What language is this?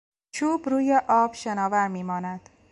Persian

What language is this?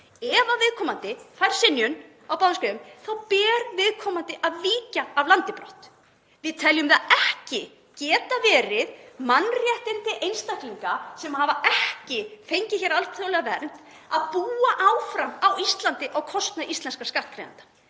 Icelandic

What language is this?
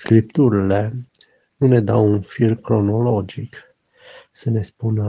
Romanian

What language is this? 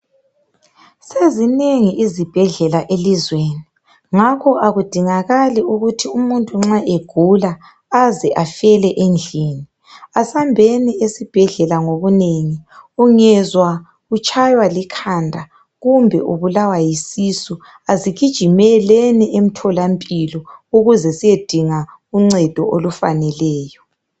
North Ndebele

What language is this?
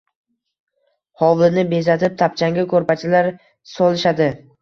Uzbek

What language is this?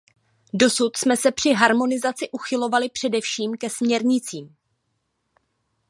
Czech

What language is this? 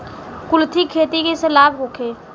Bhojpuri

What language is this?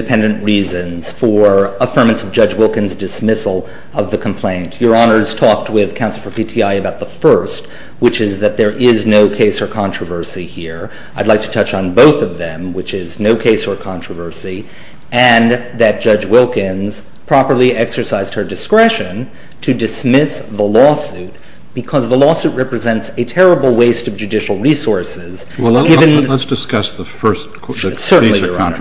English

